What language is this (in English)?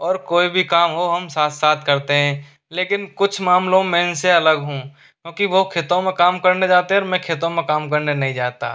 Hindi